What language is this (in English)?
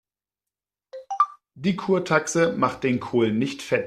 German